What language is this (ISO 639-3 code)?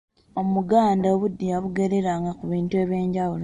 lug